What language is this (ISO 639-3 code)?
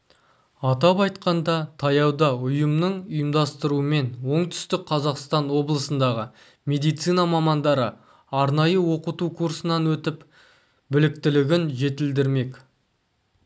kaz